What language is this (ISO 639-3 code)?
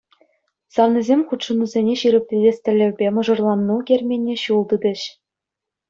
chv